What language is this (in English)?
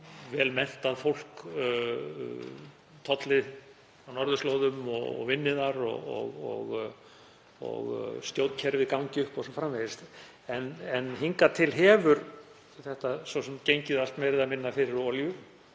Icelandic